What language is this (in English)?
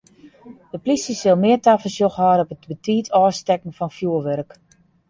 Western Frisian